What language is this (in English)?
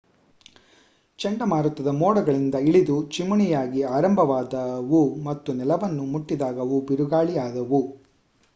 Kannada